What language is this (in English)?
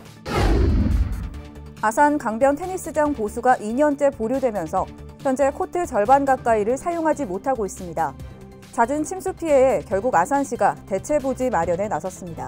Korean